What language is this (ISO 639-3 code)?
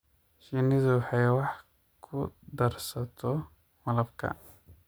som